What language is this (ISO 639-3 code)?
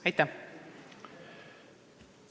est